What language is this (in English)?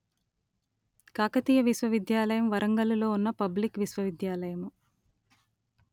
Telugu